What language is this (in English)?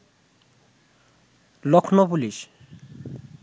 Bangla